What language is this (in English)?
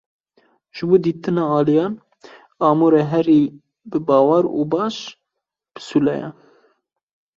Kurdish